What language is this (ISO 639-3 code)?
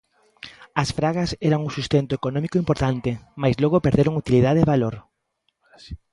glg